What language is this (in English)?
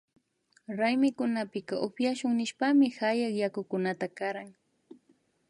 Imbabura Highland Quichua